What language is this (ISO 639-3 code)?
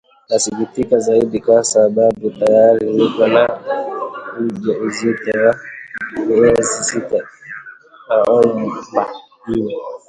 swa